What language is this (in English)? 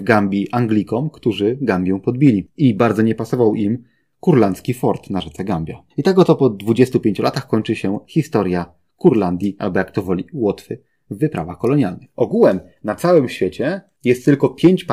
Polish